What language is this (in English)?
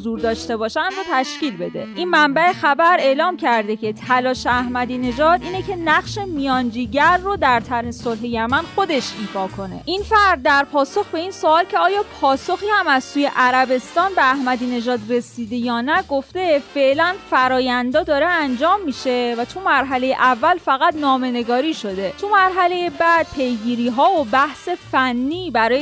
Persian